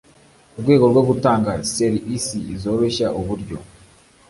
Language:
Kinyarwanda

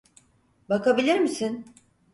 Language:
Turkish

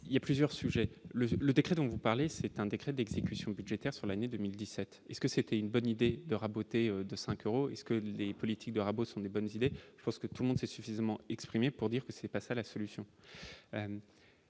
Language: French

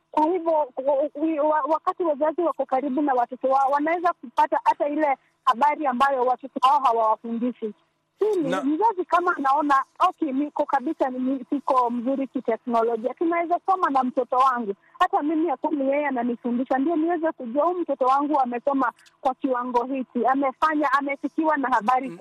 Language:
Swahili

